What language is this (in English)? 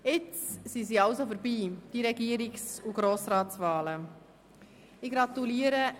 Swiss German